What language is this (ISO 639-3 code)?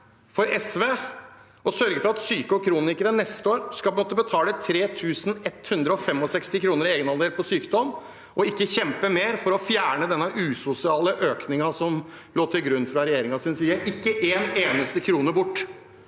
nor